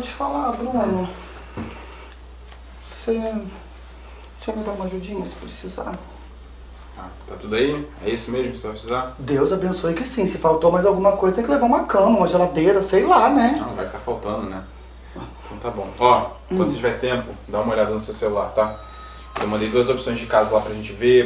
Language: Portuguese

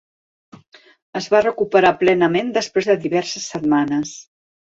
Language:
Catalan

